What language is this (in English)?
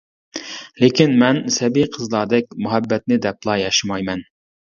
Uyghur